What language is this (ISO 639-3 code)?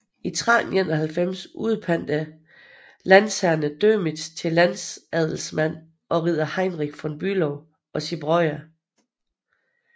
dan